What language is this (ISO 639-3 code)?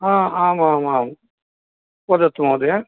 san